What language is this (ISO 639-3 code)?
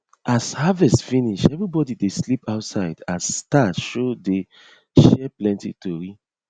pcm